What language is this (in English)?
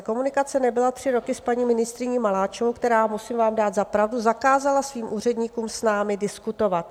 Czech